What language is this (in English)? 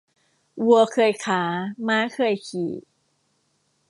Thai